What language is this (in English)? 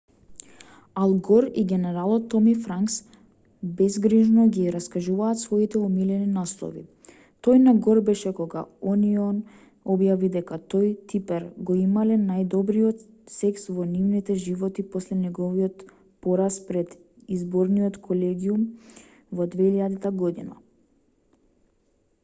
Macedonian